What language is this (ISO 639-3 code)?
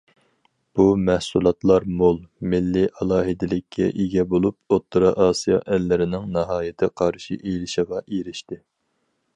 uig